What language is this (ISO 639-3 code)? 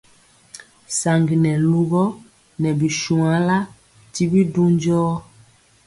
mcx